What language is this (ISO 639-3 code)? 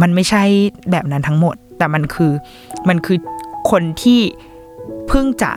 tha